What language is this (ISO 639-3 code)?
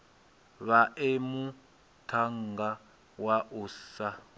ven